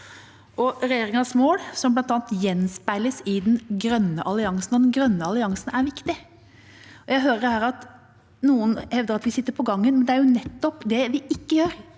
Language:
Norwegian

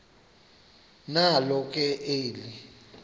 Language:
Xhosa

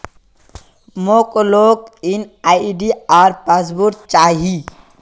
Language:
Magahi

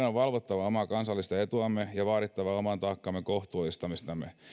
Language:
Finnish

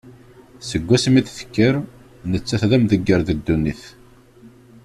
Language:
Kabyle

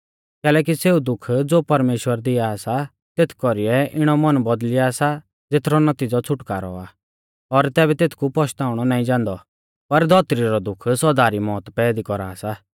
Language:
Mahasu Pahari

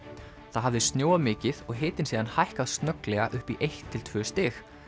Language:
Icelandic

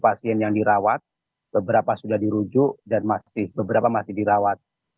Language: Indonesian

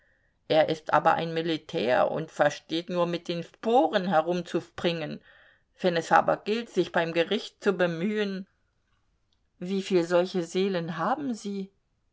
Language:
German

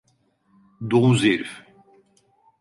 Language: Turkish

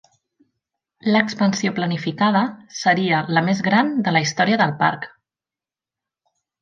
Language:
Catalan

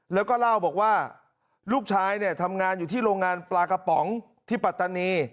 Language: Thai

